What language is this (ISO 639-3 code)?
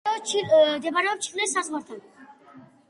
kat